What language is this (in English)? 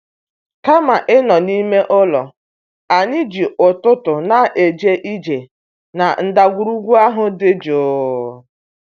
Igbo